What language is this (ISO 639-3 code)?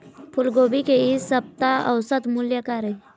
hne